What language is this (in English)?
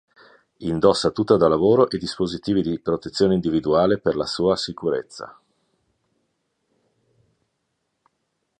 Italian